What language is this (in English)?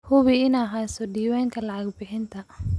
Somali